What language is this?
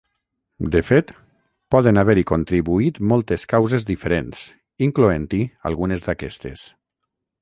Catalan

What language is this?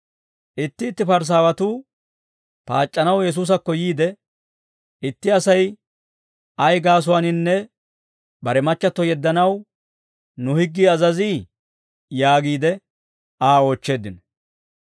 Dawro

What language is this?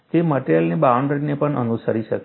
Gujarati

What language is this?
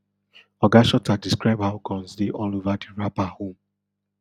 Nigerian Pidgin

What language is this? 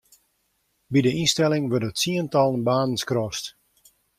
Western Frisian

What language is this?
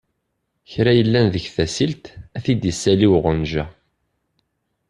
Kabyle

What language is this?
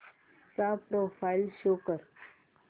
Marathi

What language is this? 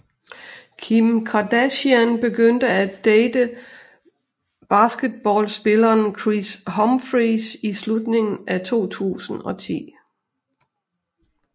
Danish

